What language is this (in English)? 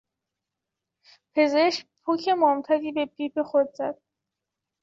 Persian